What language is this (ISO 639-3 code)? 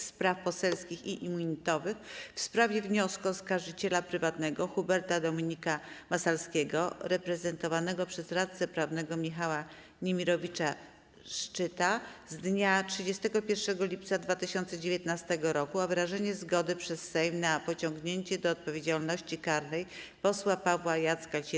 pol